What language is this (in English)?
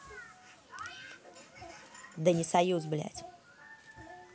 Russian